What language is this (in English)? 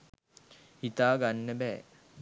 Sinhala